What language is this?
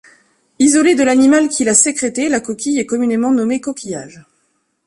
French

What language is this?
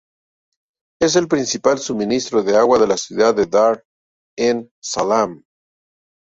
Spanish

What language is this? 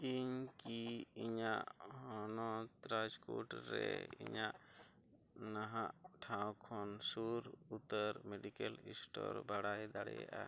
Santali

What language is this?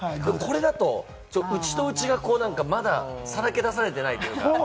Japanese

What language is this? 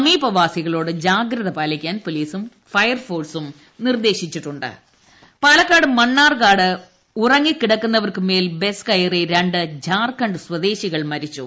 Malayalam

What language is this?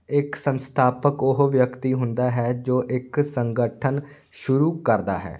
Punjabi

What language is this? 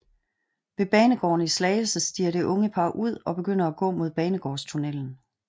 Danish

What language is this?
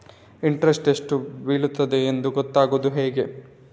Kannada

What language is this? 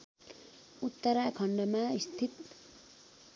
Nepali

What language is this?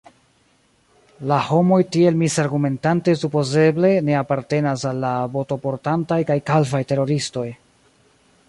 Esperanto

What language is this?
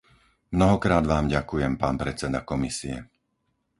Slovak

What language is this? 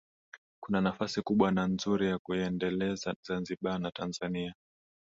Swahili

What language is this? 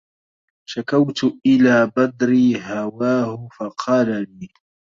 Arabic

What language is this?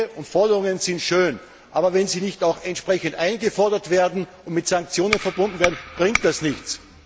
German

